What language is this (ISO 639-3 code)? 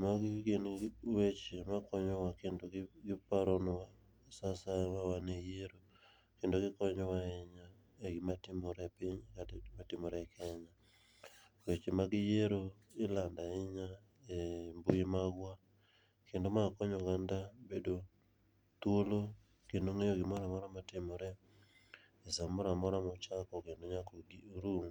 luo